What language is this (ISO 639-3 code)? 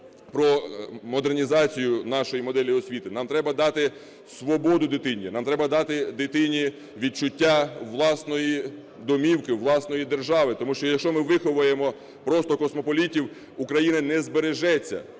ukr